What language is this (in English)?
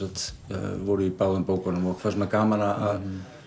Icelandic